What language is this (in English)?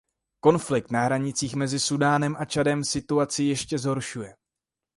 Czech